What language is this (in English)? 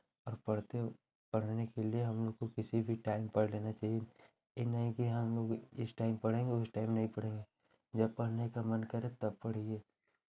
Hindi